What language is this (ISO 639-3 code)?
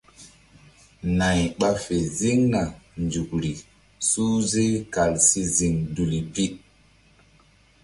mdd